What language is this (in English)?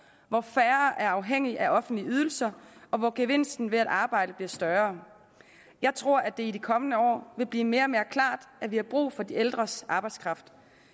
Danish